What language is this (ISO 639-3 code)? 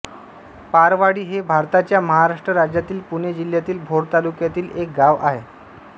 mar